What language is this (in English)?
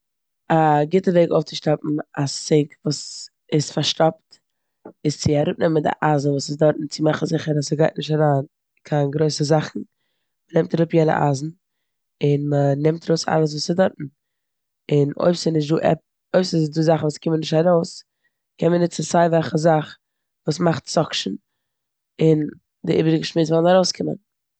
Yiddish